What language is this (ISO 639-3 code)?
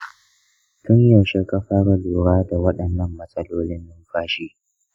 hau